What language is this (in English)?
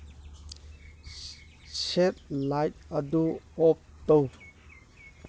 Manipuri